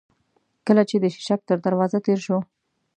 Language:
Pashto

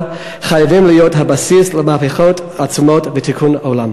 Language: Hebrew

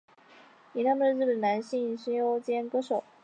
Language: Chinese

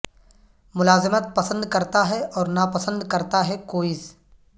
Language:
Urdu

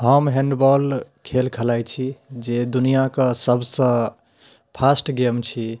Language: Maithili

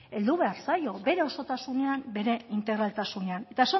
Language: Basque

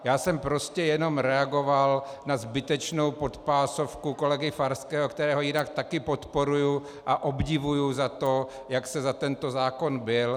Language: Czech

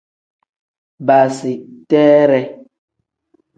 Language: Tem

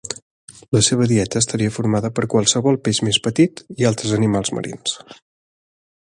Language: Catalan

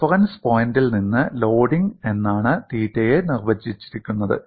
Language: Malayalam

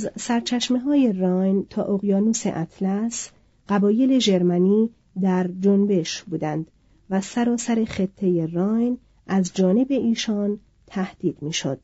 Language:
Persian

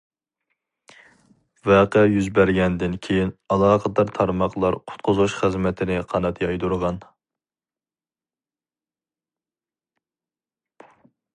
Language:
Uyghur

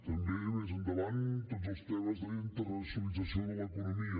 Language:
Catalan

